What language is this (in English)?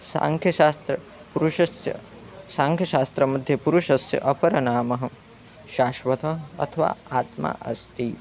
Sanskrit